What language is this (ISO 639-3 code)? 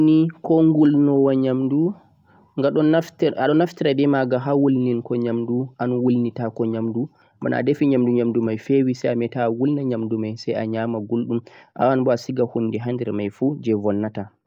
fuq